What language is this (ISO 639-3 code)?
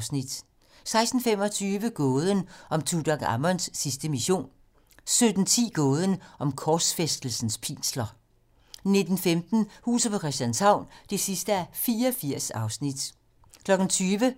dan